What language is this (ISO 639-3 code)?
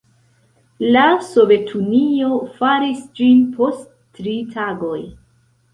epo